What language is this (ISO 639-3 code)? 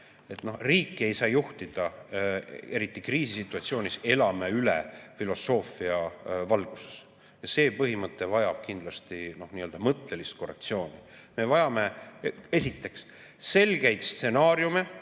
est